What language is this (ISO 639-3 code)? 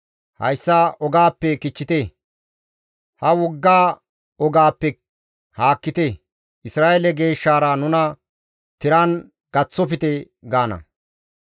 gmv